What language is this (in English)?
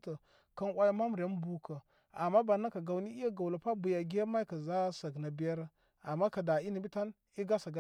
Koma